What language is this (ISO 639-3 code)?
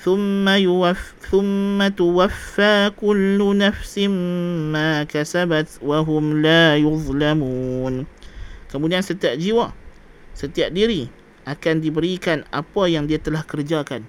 msa